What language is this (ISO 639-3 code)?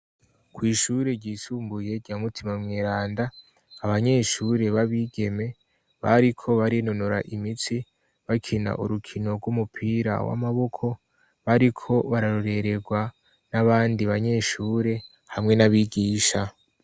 run